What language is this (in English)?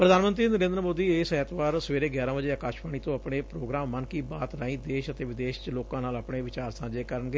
Punjabi